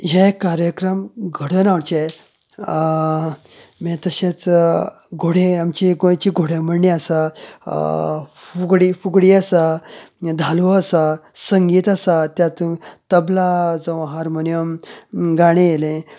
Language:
Konkani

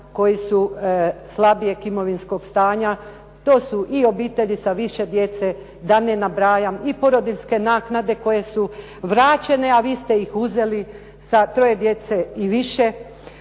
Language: Croatian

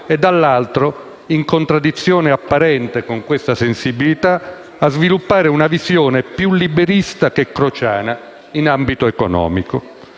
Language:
Italian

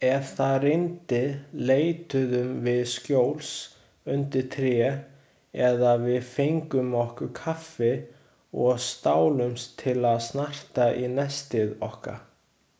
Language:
Icelandic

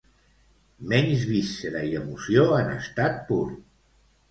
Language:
Catalan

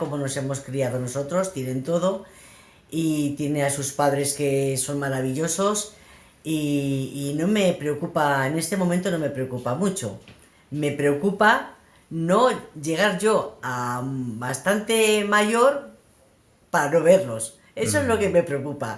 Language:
Spanish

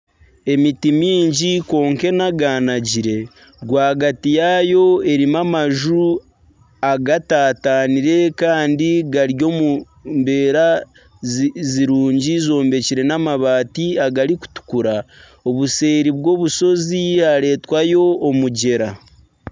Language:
Nyankole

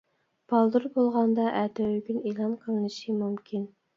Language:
Uyghur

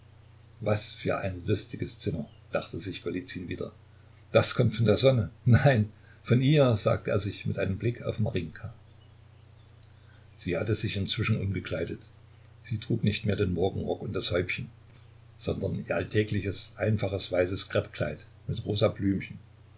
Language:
German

